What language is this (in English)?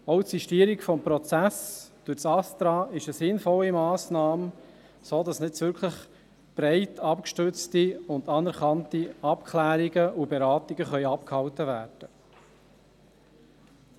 Swiss German